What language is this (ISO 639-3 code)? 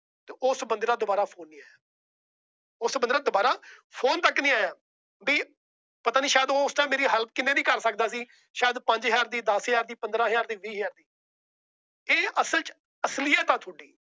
pan